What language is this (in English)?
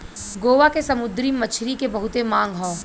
Bhojpuri